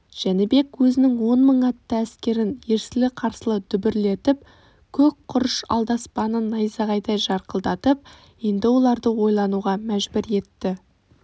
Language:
Kazakh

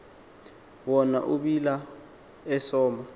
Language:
Xhosa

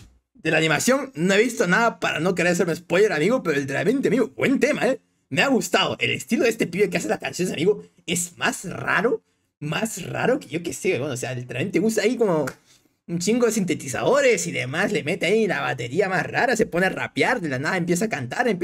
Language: Spanish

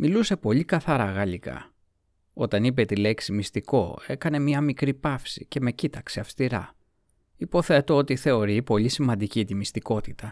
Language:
Greek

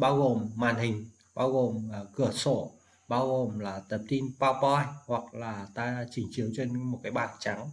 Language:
Vietnamese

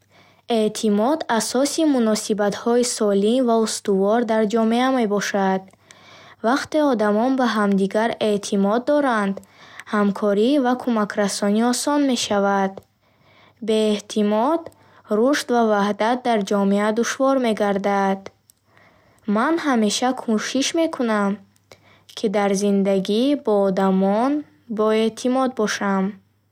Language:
Bukharic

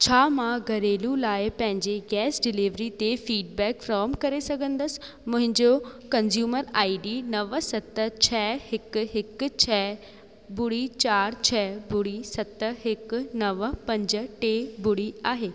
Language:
Sindhi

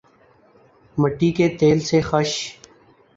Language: Urdu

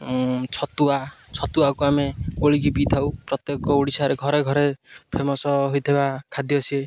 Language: Odia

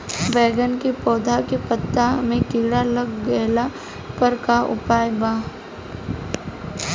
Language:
Bhojpuri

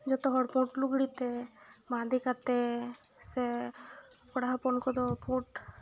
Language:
Santali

